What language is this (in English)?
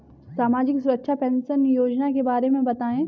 Hindi